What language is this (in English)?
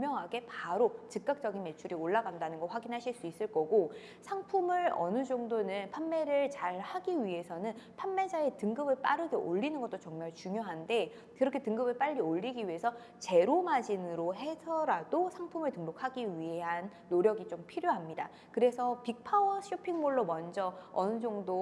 Korean